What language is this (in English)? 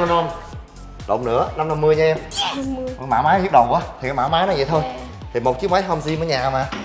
Vietnamese